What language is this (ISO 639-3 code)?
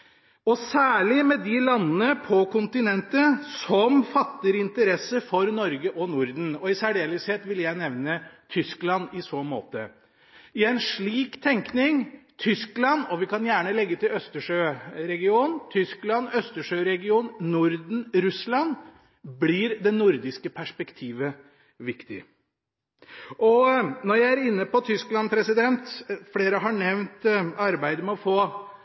nob